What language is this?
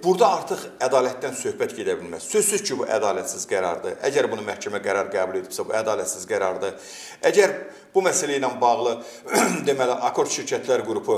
Turkish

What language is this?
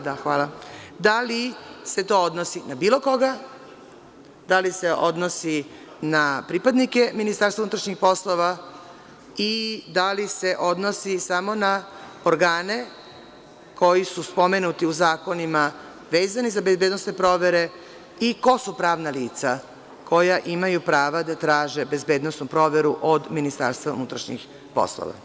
Serbian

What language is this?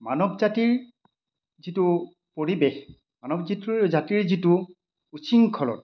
Assamese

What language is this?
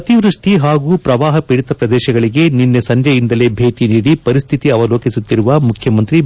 Kannada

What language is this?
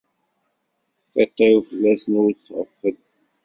Kabyle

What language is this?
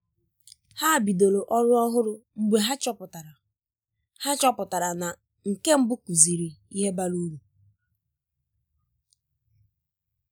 Igbo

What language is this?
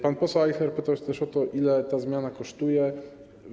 Polish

